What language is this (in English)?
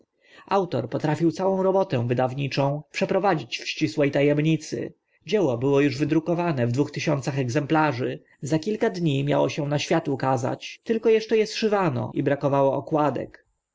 Polish